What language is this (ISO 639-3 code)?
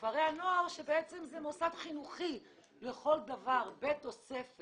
heb